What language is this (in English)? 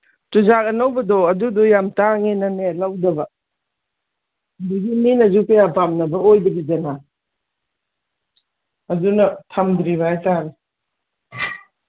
Manipuri